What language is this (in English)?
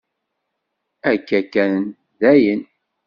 Kabyle